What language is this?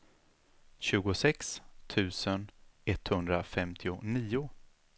Swedish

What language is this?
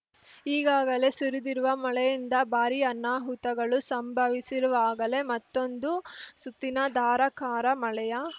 Kannada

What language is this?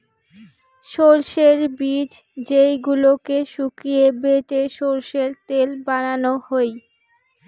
Bangla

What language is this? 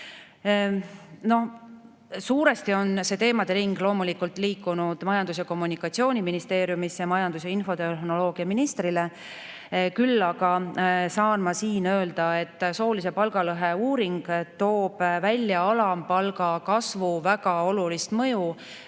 Estonian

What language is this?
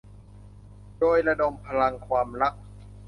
Thai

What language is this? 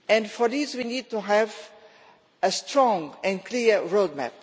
English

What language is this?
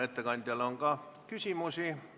Estonian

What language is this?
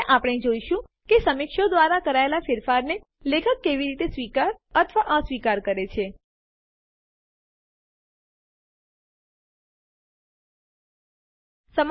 Gujarati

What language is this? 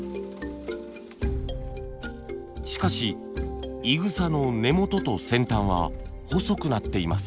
Japanese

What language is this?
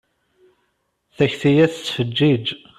Kabyle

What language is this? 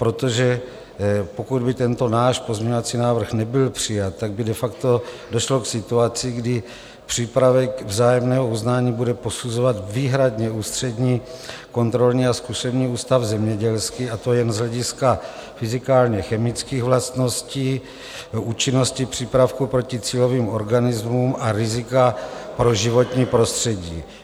Czech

